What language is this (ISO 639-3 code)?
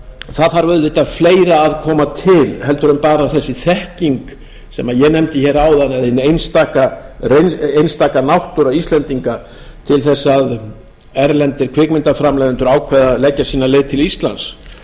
isl